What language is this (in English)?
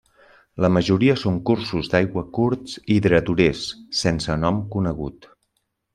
Catalan